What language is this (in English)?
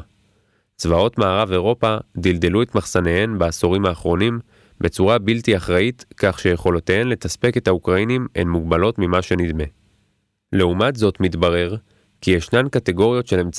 Hebrew